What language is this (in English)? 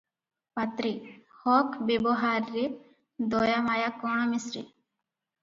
Odia